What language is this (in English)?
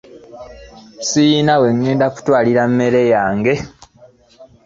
Ganda